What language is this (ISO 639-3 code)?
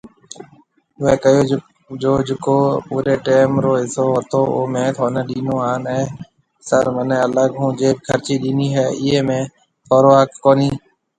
mve